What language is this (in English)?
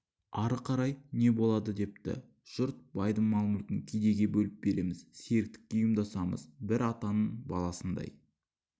Kazakh